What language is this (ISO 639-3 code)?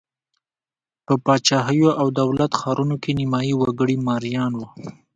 pus